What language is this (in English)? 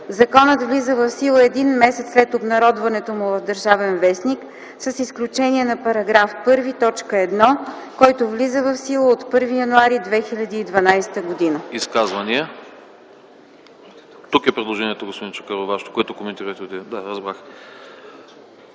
Bulgarian